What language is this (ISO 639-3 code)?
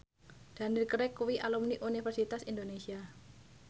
jav